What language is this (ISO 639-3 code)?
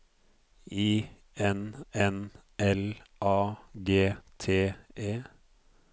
nor